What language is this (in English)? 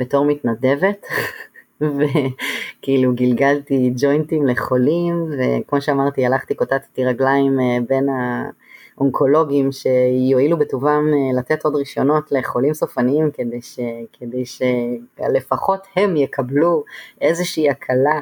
Hebrew